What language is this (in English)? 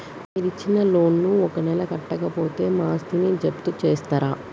Telugu